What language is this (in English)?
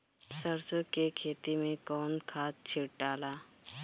Bhojpuri